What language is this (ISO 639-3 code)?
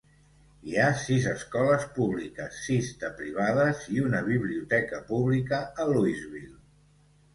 cat